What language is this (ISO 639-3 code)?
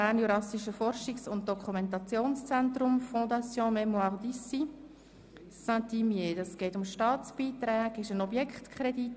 gsw